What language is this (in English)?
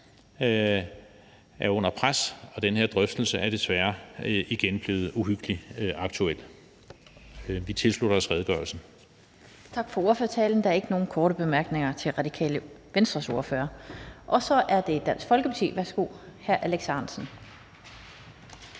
Danish